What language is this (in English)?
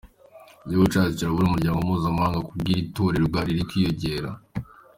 Kinyarwanda